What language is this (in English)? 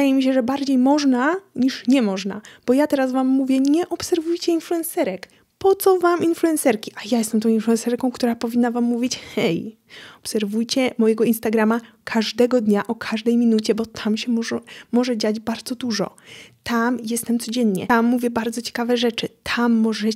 Polish